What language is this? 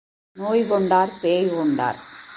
Tamil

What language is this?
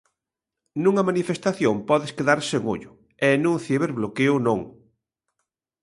Galician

